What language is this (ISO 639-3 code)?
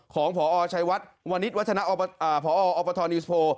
tha